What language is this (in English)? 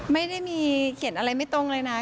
Thai